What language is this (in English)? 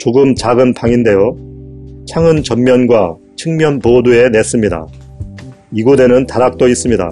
Korean